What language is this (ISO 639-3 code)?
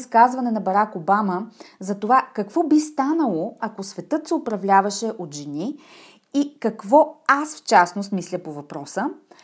bul